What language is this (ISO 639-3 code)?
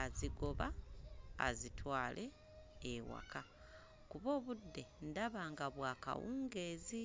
lug